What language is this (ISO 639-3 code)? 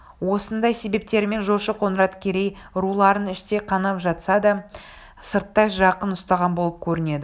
kaz